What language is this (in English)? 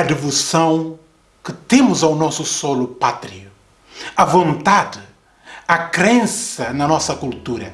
Portuguese